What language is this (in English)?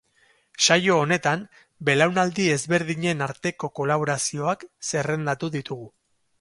Basque